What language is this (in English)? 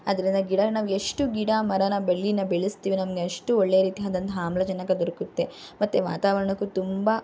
Kannada